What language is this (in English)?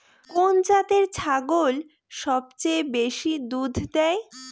Bangla